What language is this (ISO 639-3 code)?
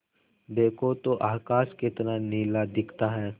hin